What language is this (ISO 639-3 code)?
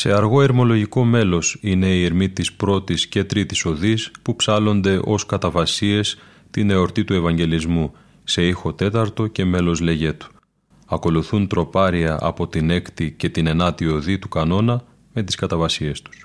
ell